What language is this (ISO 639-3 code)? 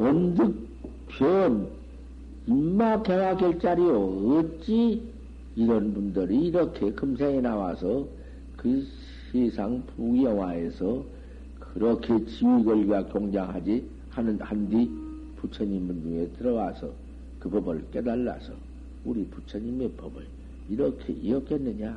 kor